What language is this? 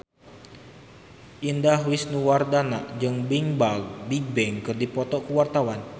Sundanese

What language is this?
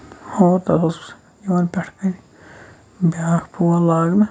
Kashmiri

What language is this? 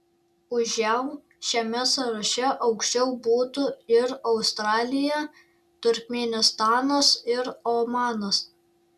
Lithuanian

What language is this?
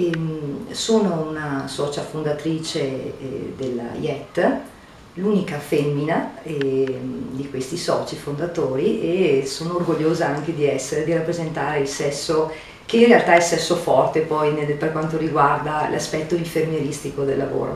Italian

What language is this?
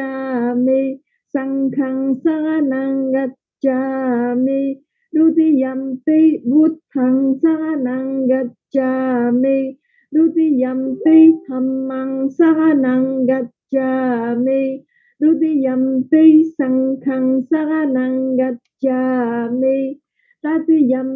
Vietnamese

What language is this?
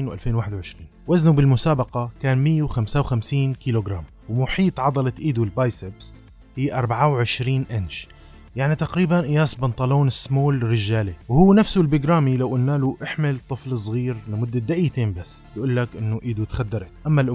Arabic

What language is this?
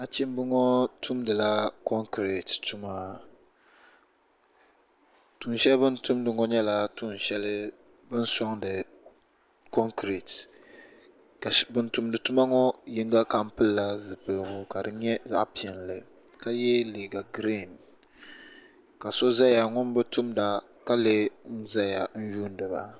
Dagbani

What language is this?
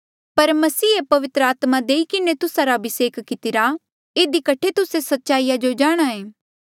Mandeali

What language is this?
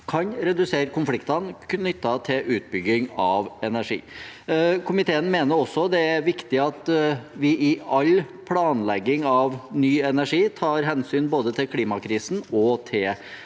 Norwegian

